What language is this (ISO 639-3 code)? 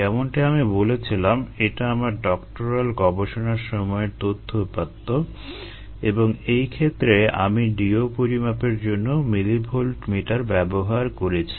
ben